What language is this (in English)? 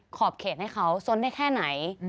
Thai